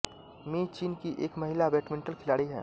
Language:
Hindi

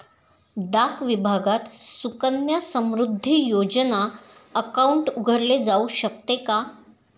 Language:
Marathi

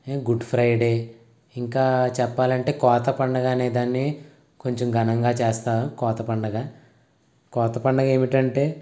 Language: Telugu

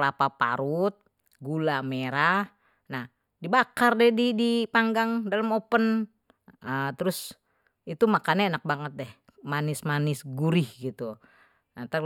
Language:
Betawi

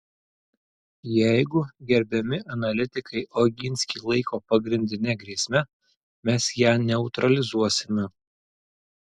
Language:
Lithuanian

